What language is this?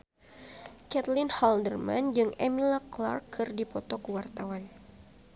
Sundanese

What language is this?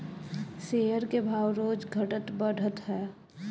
Bhojpuri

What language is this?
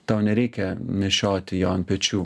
Lithuanian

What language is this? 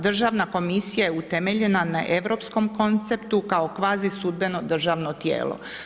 Croatian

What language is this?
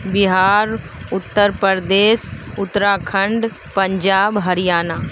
Urdu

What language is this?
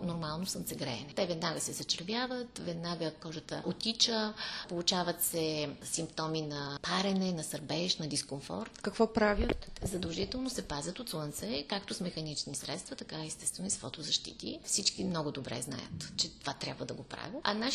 Bulgarian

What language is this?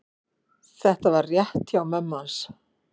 Icelandic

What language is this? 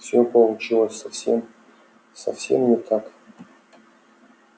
Russian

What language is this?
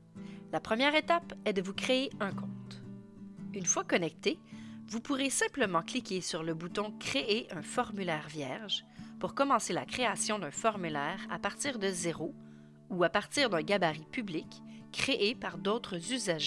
French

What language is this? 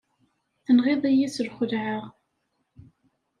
Kabyle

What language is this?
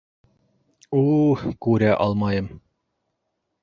Bashkir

